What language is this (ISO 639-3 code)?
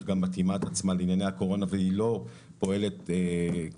heb